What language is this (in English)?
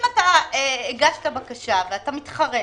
Hebrew